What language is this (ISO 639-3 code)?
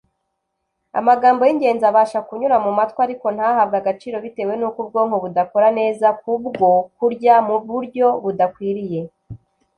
kin